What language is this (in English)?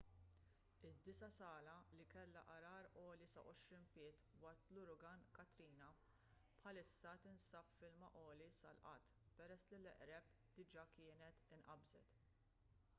Maltese